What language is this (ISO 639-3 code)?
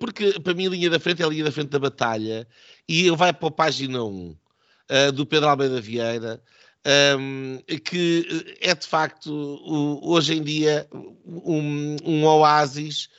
por